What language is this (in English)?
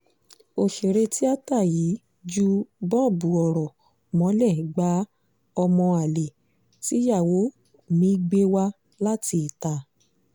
Yoruba